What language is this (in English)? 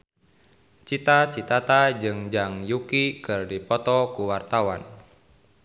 Sundanese